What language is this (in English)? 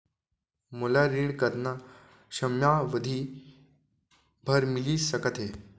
Chhattisgarhi